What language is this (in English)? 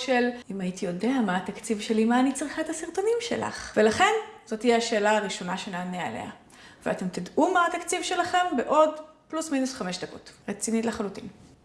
Hebrew